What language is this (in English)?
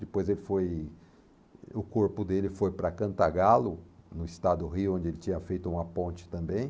Portuguese